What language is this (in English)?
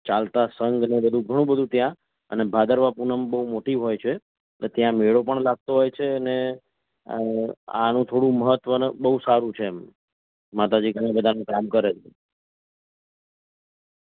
Gujarati